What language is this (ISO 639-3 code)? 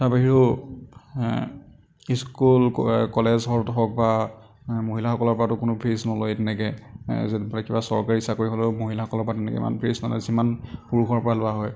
asm